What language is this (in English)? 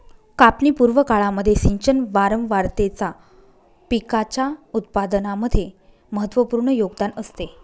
Marathi